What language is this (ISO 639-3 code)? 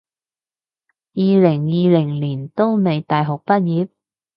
yue